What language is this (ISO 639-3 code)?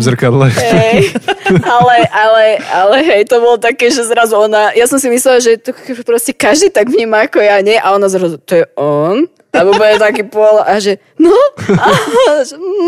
slk